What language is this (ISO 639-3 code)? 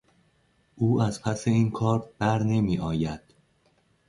fas